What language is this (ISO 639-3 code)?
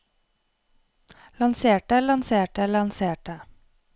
nor